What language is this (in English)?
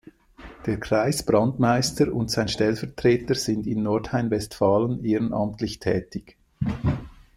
German